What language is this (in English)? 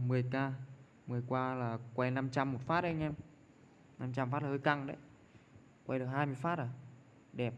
Vietnamese